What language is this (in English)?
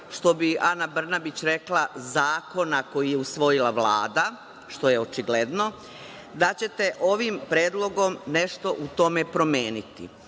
Serbian